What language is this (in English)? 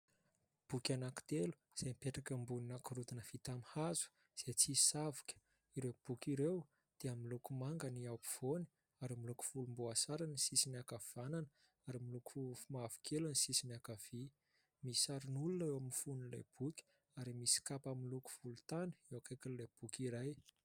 Malagasy